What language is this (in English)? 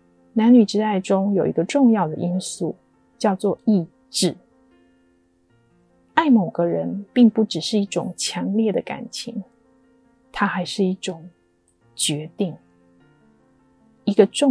Chinese